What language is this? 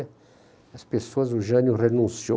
Portuguese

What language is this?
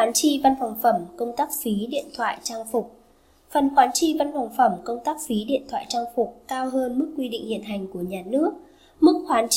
Vietnamese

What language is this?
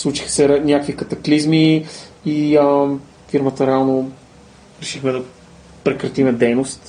Bulgarian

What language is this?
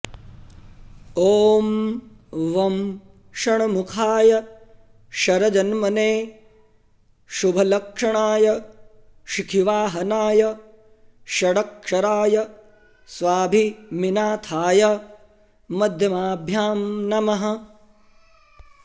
Sanskrit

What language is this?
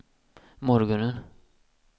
Swedish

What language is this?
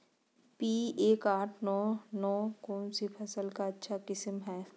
Magahi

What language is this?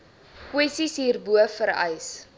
Afrikaans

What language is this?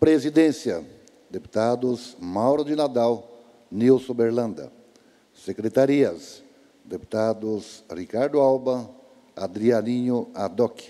Portuguese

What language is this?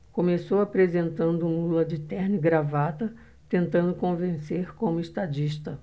Portuguese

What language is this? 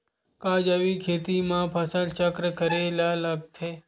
Chhattisgarhi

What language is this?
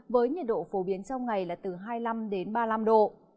Vietnamese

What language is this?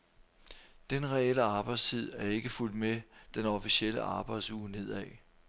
Danish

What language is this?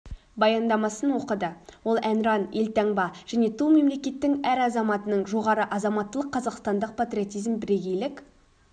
Kazakh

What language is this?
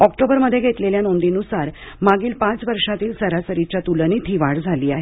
Marathi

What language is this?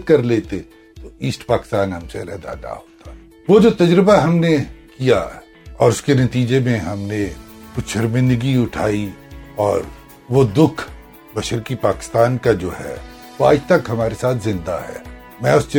Urdu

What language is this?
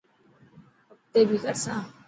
Dhatki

